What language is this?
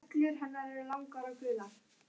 Icelandic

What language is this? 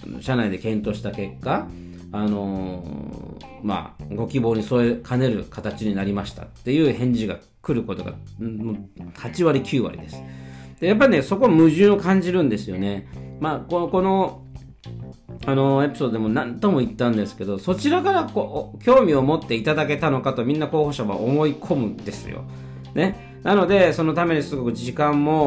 Japanese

